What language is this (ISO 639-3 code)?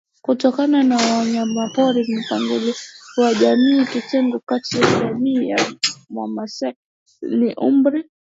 swa